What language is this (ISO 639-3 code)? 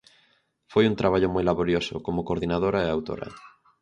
glg